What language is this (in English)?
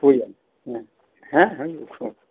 Santali